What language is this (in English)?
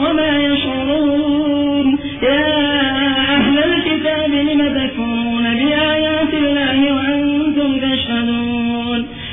Urdu